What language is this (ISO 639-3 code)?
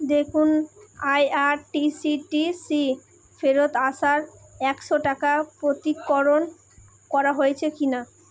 ben